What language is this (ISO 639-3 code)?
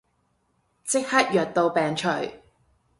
yue